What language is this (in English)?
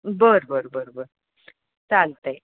Marathi